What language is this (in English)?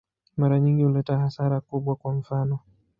Swahili